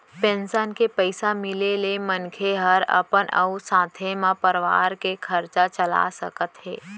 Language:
Chhattisgarhi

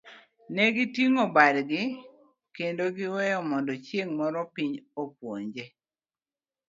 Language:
Luo (Kenya and Tanzania)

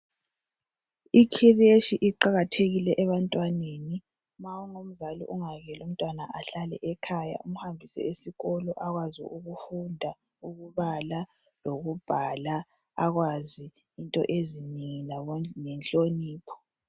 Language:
North Ndebele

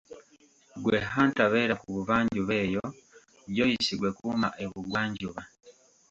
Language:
Ganda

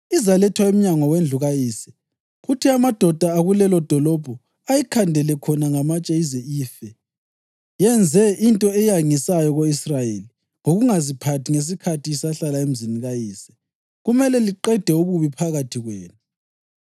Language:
North Ndebele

